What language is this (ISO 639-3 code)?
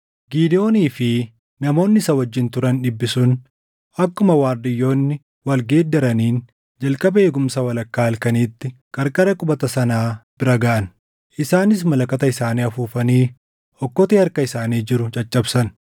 orm